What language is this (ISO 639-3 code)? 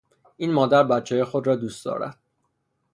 fas